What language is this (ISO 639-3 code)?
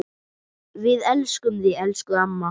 isl